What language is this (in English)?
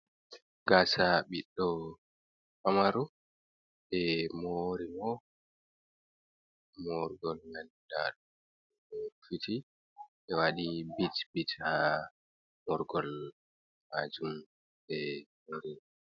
Fula